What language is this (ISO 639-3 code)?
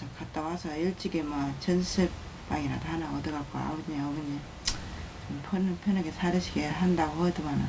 kor